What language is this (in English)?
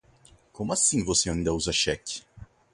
Portuguese